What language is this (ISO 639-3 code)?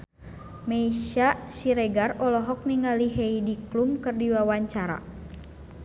sun